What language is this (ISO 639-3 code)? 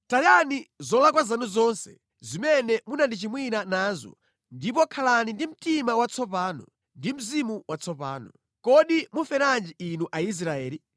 nya